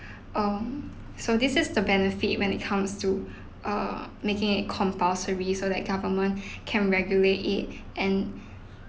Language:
English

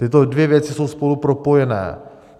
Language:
Czech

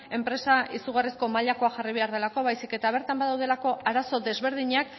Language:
Basque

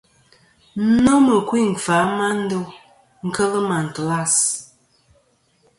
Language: Kom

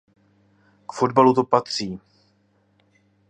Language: Czech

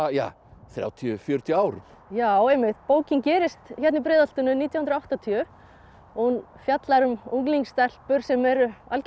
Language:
Icelandic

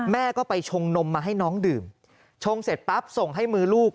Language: Thai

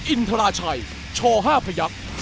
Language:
Thai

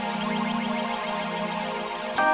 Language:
Indonesian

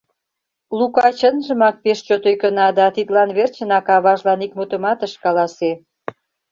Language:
Mari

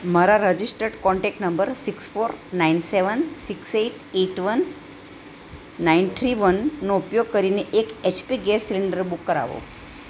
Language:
Gujarati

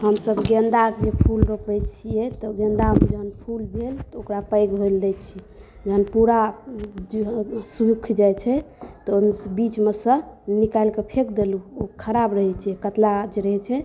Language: Maithili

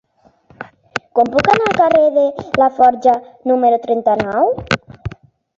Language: Catalan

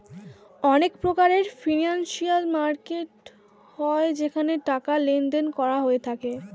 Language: Bangla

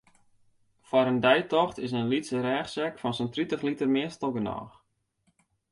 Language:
Western Frisian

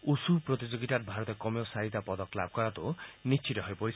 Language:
Assamese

